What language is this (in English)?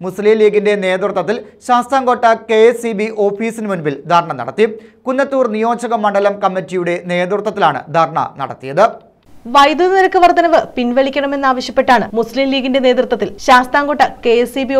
Turkish